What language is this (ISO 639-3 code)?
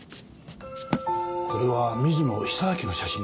jpn